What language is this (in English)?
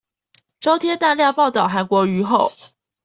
Chinese